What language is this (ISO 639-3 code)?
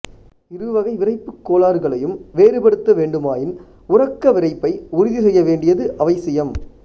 tam